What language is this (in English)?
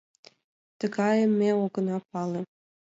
Mari